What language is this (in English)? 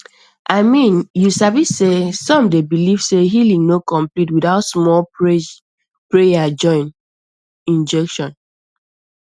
Nigerian Pidgin